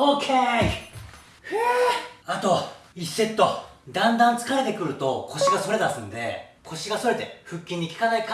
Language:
Japanese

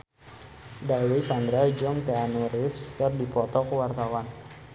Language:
Sundanese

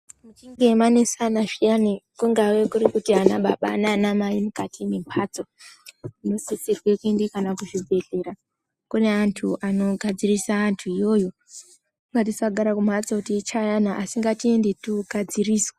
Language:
Ndau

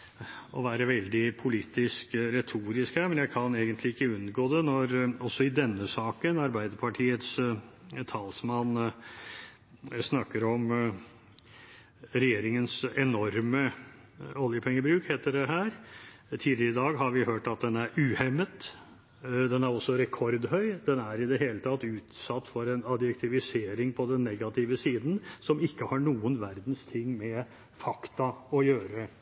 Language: Norwegian Bokmål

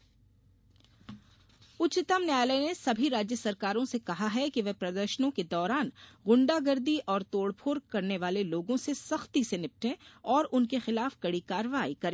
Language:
Hindi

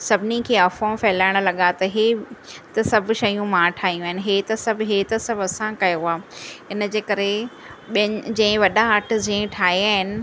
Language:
Sindhi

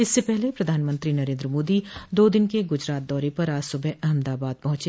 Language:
Hindi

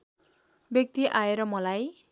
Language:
Nepali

